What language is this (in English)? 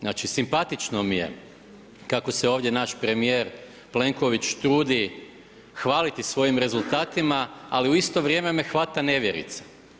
Croatian